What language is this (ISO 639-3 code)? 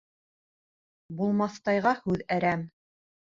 bak